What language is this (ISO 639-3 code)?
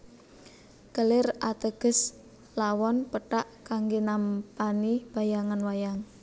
jav